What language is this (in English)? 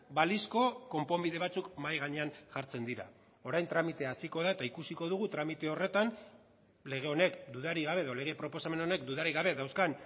Basque